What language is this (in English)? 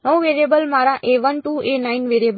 Gujarati